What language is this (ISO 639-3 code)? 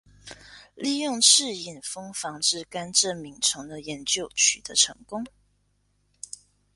zho